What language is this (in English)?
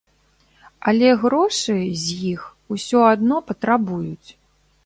Belarusian